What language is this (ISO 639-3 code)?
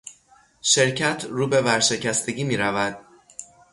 fas